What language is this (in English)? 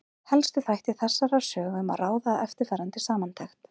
Icelandic